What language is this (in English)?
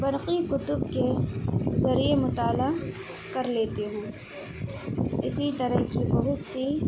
Urdu